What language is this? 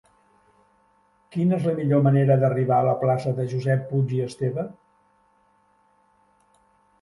Catalan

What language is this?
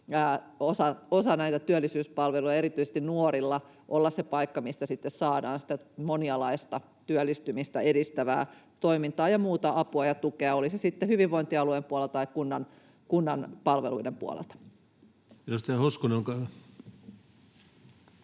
Finnish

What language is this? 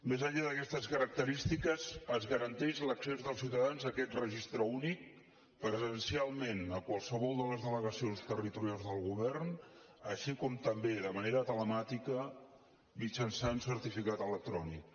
Catalan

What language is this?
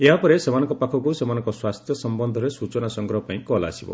Odia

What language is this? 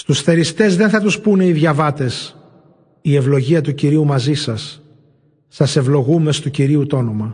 Greek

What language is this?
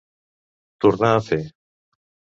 Catalan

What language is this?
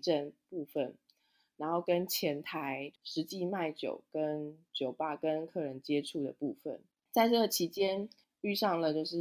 Chinese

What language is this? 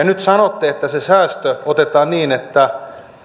Finnish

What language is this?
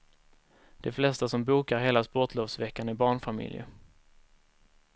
Swedish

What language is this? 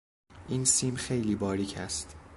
Persian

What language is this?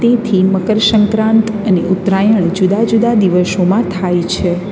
Gujarati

